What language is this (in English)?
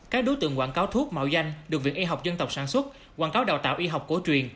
Vietnamese